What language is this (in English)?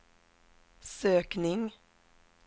Swedish